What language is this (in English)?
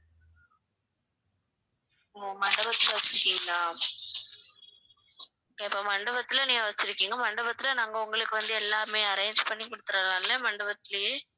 Tamil